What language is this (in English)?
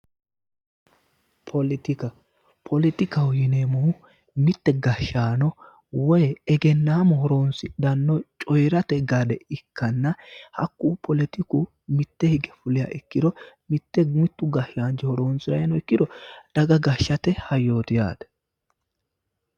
Sidamo